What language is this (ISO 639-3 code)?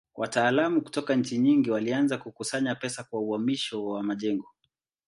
swa